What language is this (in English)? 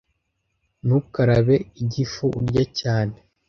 Kinyarwanda